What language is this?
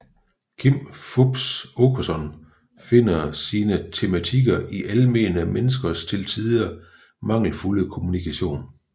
Danish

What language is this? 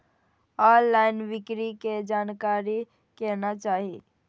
Maithili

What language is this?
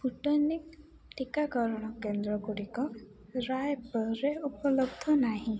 Odia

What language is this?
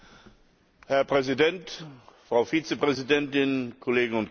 German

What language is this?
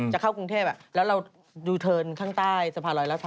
Thai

